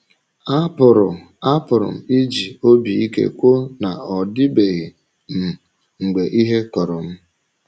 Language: Igbo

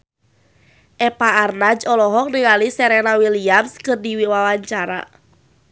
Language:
Sundanese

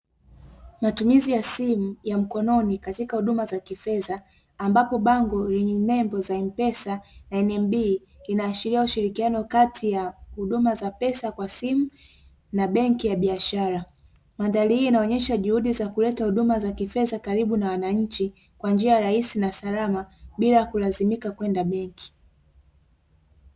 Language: Swahili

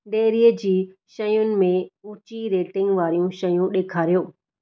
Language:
Sindhi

